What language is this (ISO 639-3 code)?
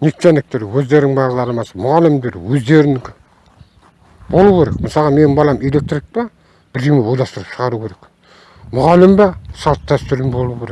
tur